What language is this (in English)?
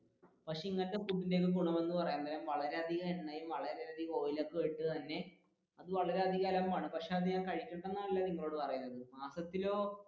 Malayalam